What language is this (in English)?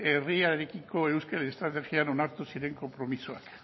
Basque